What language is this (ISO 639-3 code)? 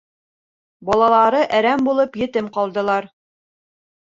bak